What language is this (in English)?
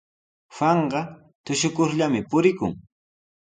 Sihuas Ancash Quechua